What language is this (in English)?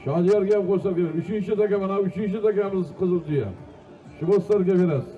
Turkish